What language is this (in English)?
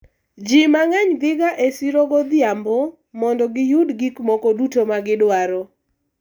Luo (Kenya and Tanzania)